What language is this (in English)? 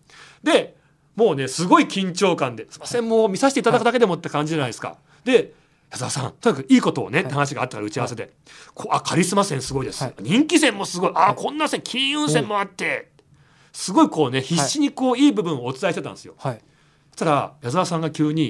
Japanese